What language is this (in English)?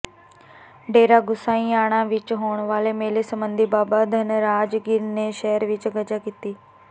Punjabi